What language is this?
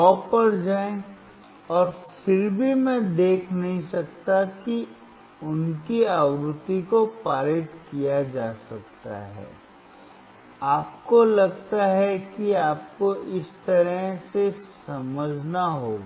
Hindi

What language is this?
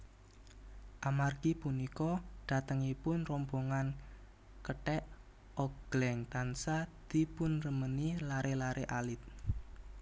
Javanese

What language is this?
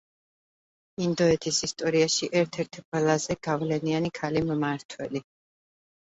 Georgian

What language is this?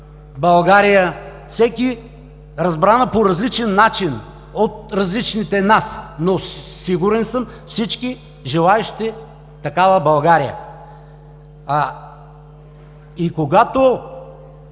Bulgarian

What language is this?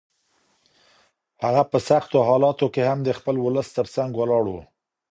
Pashto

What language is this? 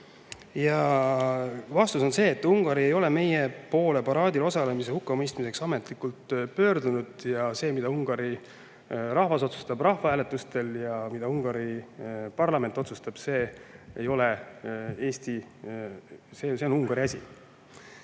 Estonian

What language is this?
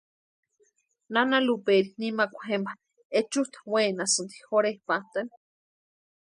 Western Highland Purepecha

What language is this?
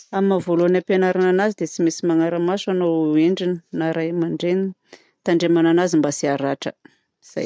Southern Betsimisaraka Malagasy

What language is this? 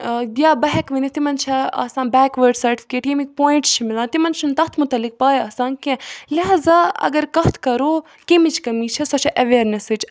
Kashmiri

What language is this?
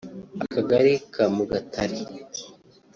Kinyarwanda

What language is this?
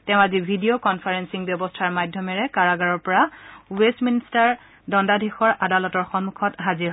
Assamese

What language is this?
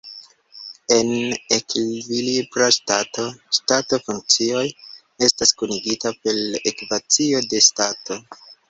Esperanto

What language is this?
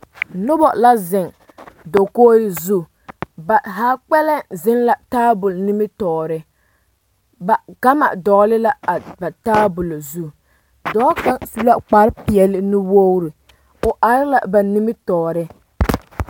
Southern Dagaare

